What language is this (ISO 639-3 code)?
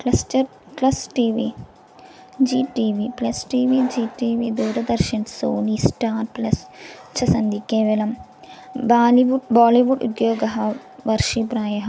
san